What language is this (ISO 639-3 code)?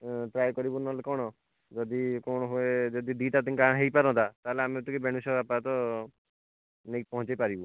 ori